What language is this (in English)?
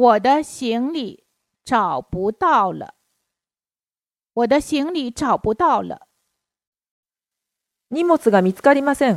Japanese